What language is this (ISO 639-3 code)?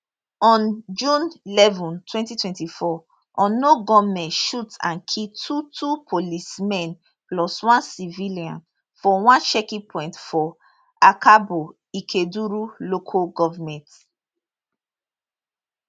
pcm